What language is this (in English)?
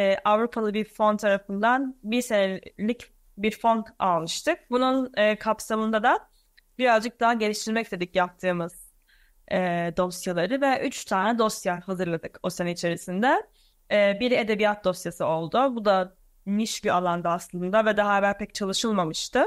Turkish